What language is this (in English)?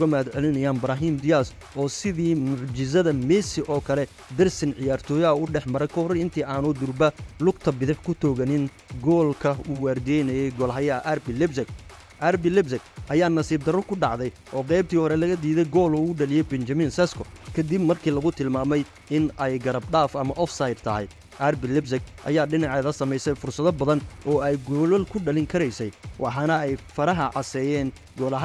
Arabic